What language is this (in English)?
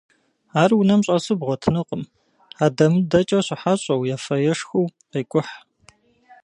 Kabardian